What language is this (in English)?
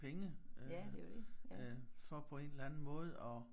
Danish